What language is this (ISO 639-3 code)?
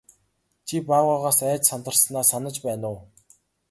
mon